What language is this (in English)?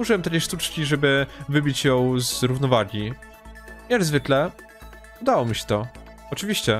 Polish